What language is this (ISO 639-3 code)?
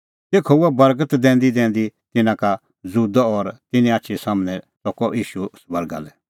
kfx